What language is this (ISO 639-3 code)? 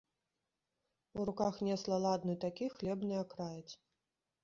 bel